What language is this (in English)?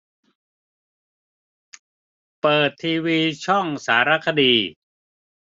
Thai